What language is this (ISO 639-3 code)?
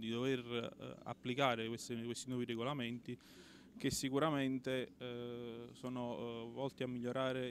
ita